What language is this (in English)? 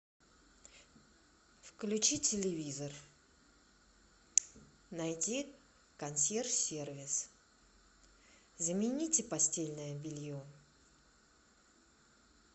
Russian